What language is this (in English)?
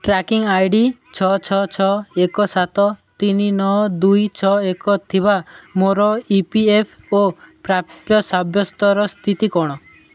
Odia